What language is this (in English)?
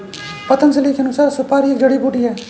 Hindi